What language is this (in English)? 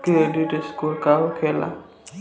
Bhojpuri